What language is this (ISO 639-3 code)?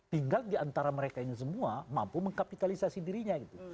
ind